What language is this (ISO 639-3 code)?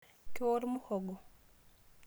mas